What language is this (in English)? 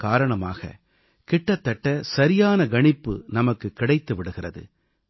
Tamil